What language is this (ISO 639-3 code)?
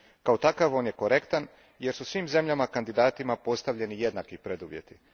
hrv